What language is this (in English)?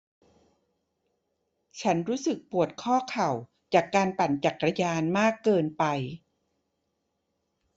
Thai